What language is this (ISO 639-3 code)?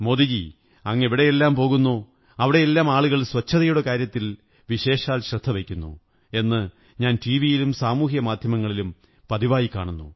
mal